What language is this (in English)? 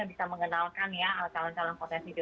Indonesian